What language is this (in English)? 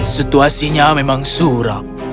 Indonesian